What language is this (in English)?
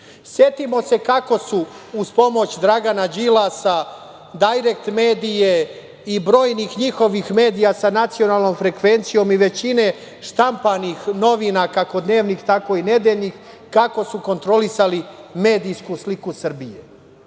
Serbian